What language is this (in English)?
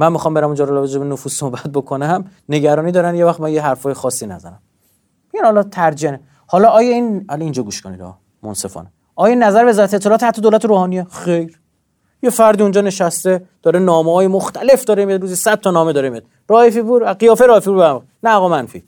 Persian